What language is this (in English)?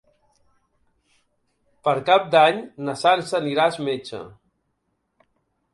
Catalan